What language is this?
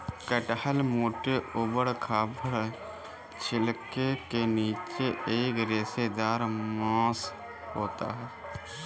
Hindi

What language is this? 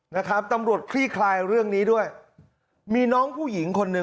Thai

